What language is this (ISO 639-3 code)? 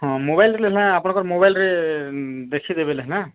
ori